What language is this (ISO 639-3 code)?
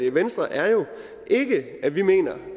dan